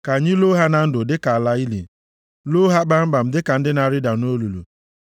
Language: Igbo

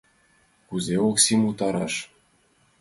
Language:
Mari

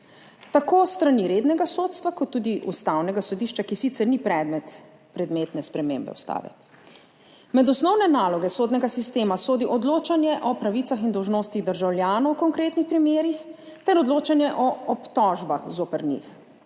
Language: Slovenian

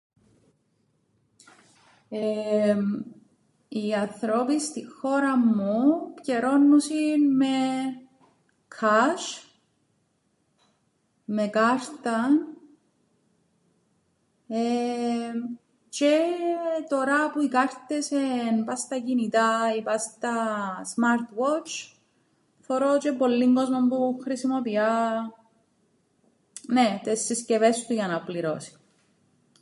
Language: Greek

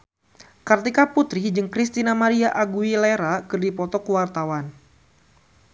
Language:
Sundanese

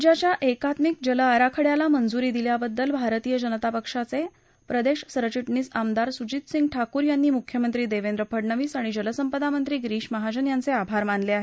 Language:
Marathi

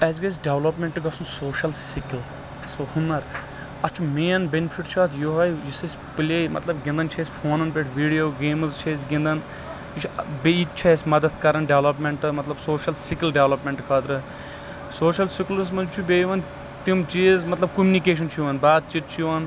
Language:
Kashmiri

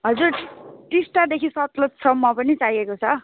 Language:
Nepali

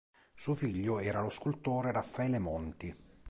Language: Italian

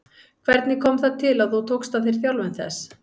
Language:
Icelandic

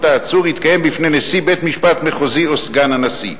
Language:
Hebrew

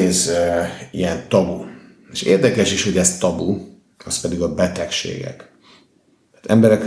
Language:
Hungarian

